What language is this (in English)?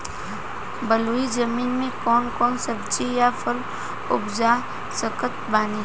Bhojpuri